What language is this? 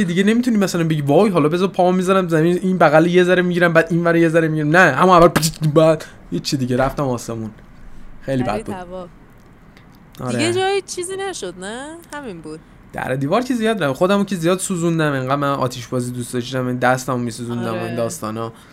Persian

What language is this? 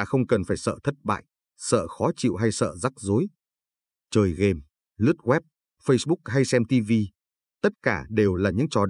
Vietnamese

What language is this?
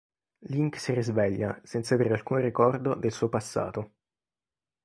Italian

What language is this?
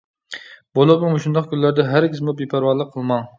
Uyghur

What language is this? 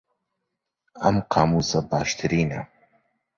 Central Kurdish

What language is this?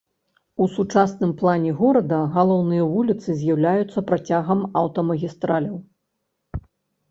Belarusian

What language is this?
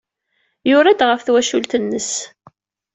Kabyle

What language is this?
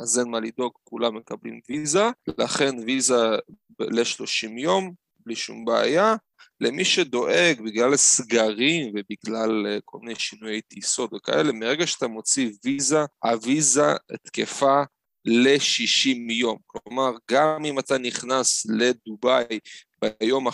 Hebrew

